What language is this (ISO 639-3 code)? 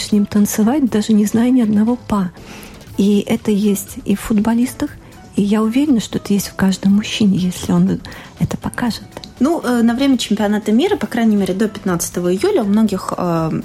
rus